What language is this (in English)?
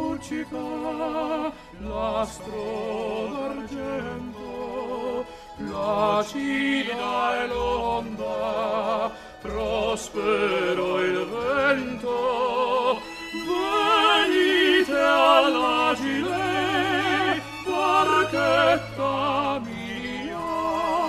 Hebrew